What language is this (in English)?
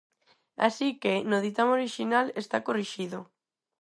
Galician